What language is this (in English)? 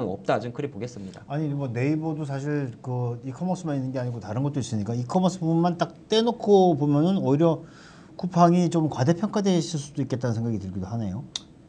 Korean